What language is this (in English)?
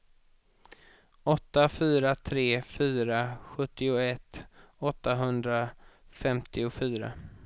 Swedish